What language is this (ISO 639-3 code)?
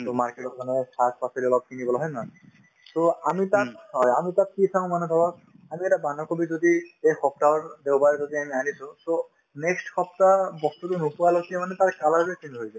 asm